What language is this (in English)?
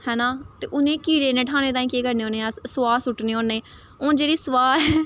Dogri